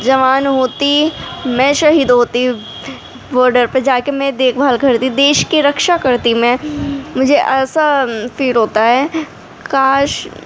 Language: Urdu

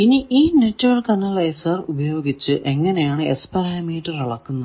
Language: Malayalam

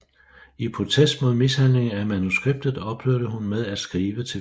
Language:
Danish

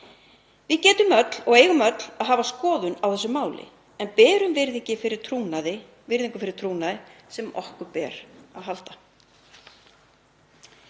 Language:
Icelandic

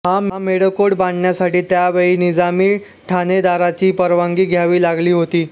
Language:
Marathi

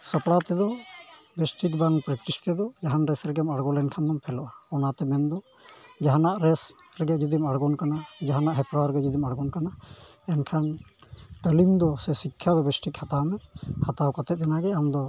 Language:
Santali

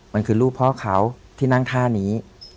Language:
Thai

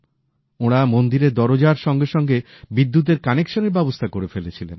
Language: Bangla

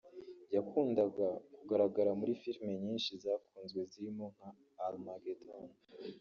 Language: Kinyarwanda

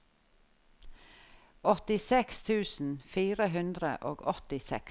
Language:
Norwegian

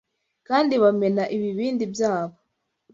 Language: Kinyarwanda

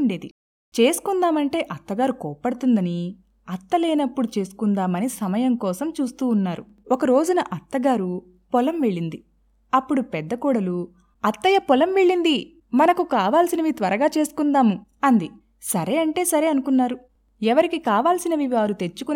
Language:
Telugu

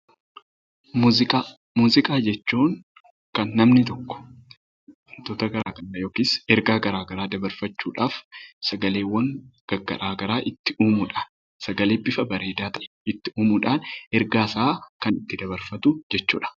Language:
Oromo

